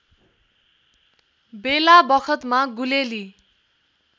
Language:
Nepali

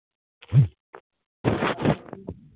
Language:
Hindi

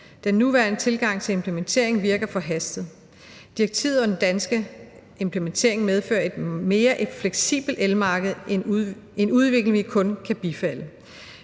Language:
Danish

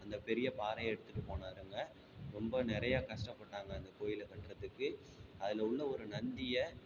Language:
Tamil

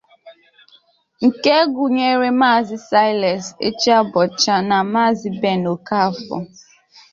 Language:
Igbo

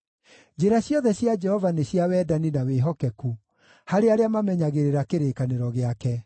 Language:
Kikuyu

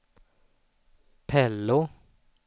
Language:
Swedish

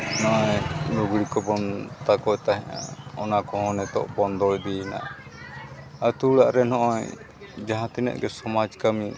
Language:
Santali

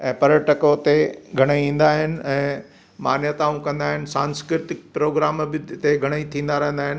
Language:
Sindhi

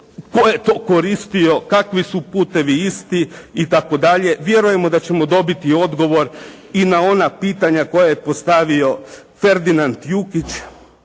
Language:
Croatian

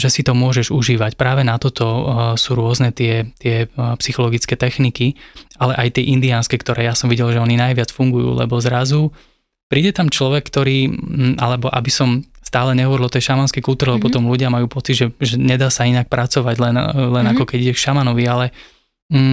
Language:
Slovak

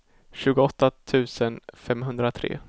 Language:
Swedish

